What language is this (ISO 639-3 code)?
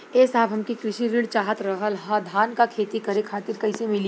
bho